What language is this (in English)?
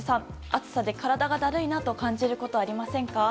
Japanese